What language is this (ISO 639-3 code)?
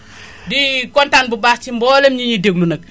wol